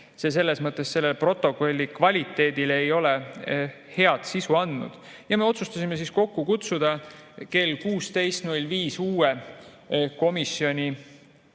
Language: Estonian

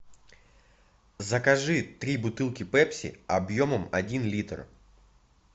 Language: Russian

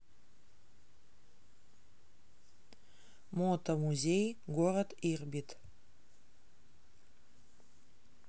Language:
Russian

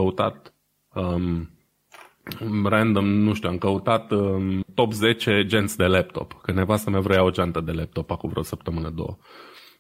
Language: Romanian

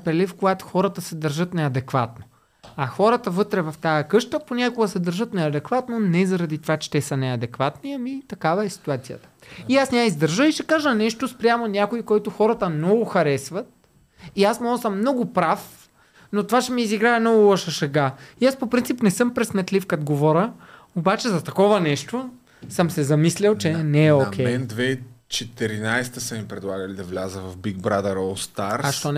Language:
Bulgarian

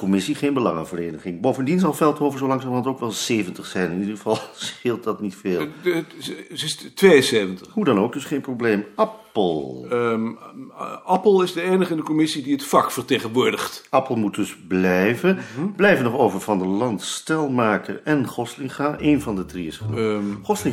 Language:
Dutch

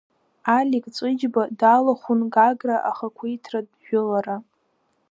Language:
Abkhazian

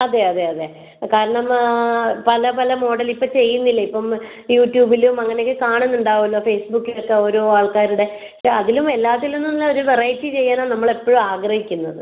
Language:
Malayalam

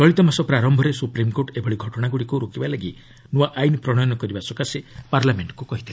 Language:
Odia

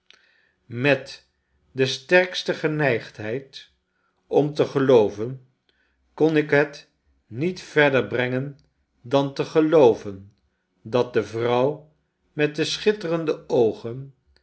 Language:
Dutch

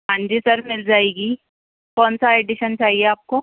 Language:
Urdu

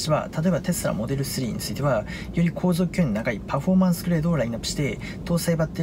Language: Japanese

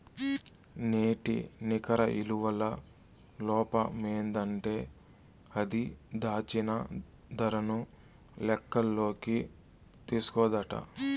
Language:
Telugu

